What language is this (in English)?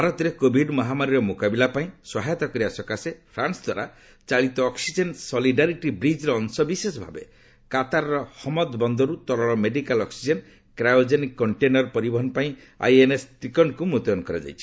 Odia